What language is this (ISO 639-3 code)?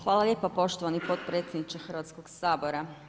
hrv